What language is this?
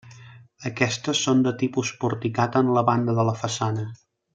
Catalan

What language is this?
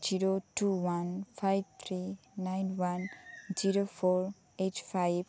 Santali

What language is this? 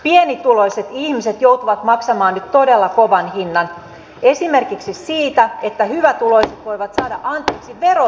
Finnish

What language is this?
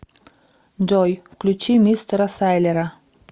Russian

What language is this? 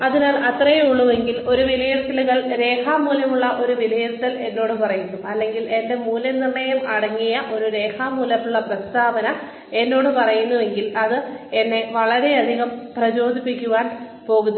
Malayalam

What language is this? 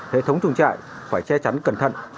Vietnamese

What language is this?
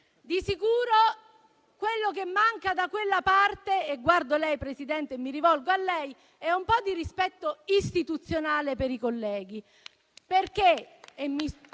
Italian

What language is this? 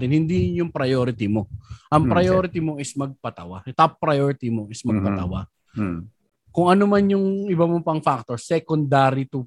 Filipino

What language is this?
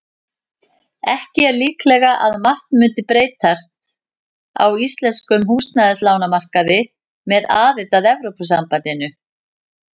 Icelandic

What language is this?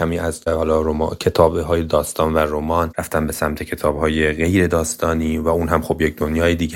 Persian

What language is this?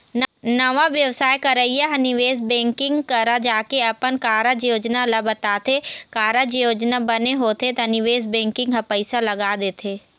Chhattisgarhi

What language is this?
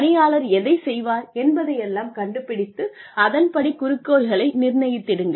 Tamil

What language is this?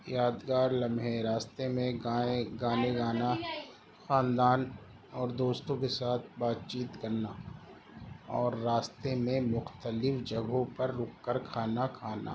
Urdu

